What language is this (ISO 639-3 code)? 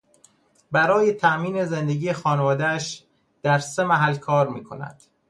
fas